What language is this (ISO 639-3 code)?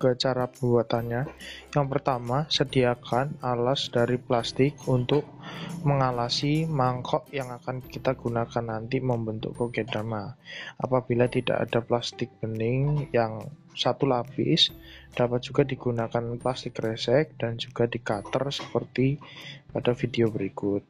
ind